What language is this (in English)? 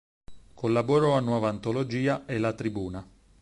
Italian